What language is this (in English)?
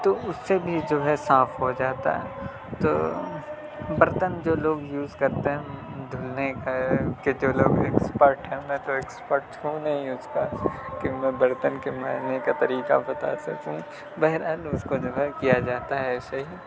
Urdu